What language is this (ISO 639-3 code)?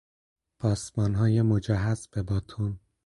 fas